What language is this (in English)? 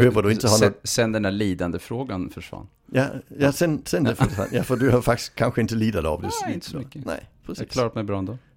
Swedish